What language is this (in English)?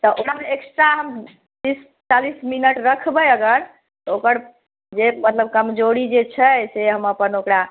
Maithili